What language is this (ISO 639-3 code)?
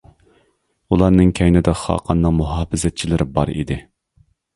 uig